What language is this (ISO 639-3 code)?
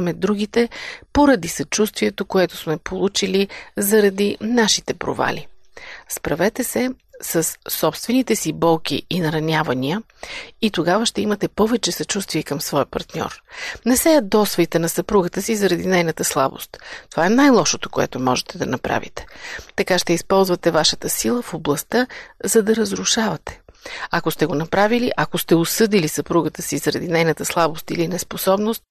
bul